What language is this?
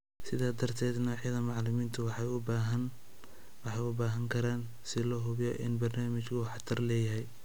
Somali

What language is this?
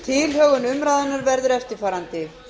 Icelandic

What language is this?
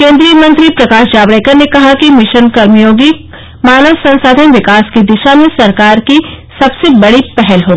Hindi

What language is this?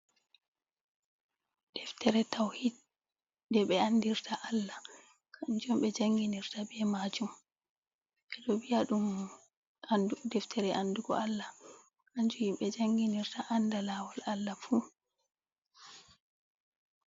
Fula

